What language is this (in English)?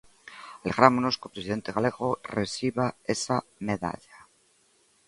Galician